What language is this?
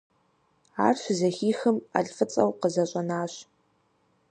Kabardian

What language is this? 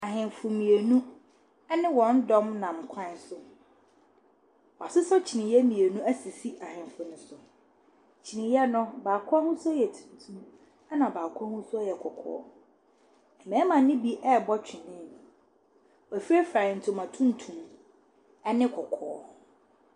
Akan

